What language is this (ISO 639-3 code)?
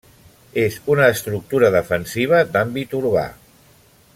cat